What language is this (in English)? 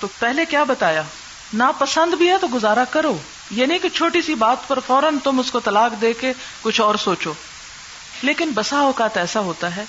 Urdu